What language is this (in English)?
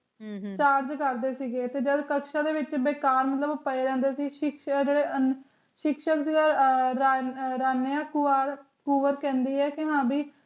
Punjabi